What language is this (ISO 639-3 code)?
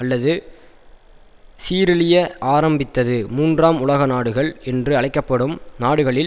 tam